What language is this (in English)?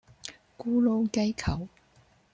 Cantonese